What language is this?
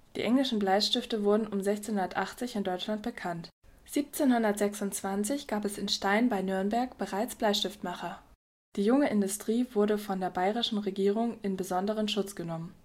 German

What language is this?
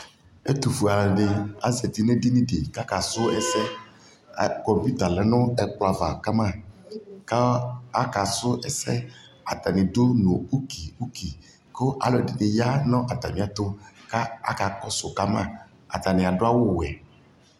Ikposo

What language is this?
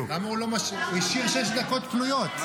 Hebrew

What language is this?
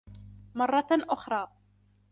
Arabic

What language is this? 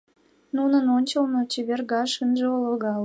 Mari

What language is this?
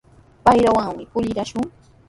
Sihuas Ancash Quechua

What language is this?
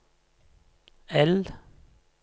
Norwegian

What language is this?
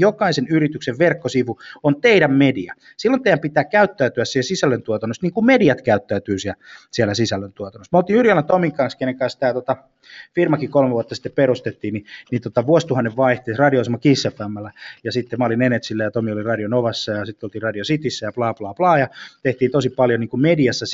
Finnish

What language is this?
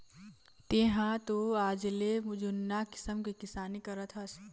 Chhattisgarhi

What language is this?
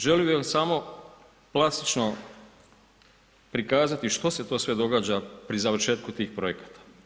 Croatian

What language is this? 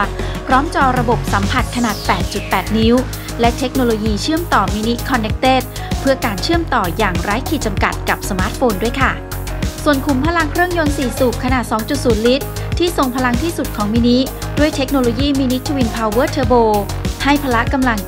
Thai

